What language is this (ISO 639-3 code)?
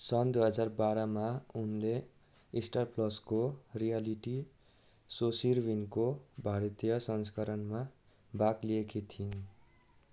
nep